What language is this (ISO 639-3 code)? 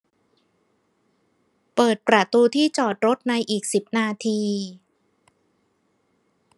tha